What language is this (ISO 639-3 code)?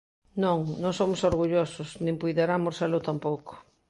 glg